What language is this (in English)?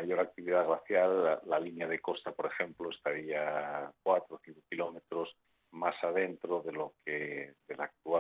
Spanish